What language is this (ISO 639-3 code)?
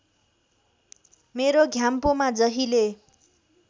nep